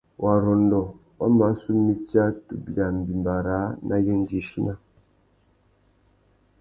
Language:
Tuki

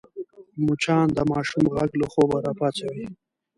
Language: Pashto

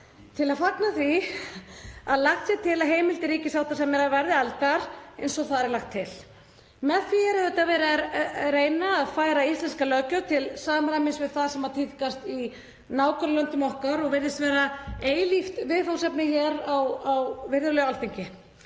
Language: Icelandic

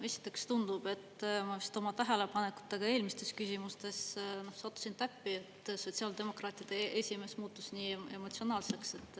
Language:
Estonian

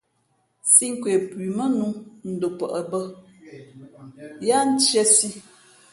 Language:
Fe'fe'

